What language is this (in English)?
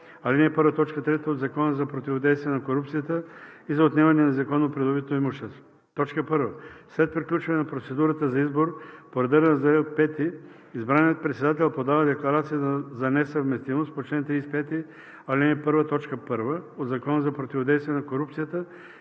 Bulgarian